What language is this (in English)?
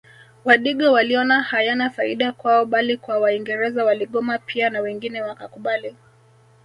Swahili